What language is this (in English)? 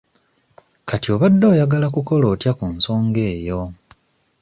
Ganda